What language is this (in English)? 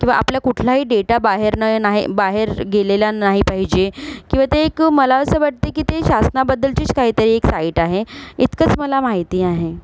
Marathi